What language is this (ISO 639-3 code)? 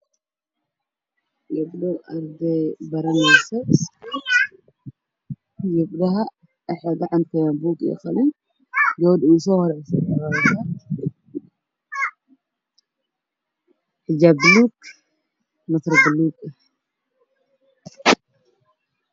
som